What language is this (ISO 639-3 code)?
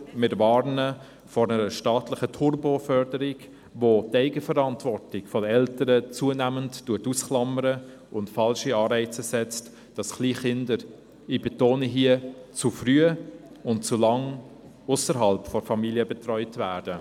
gsw